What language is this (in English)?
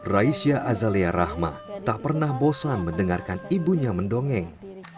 Indonesian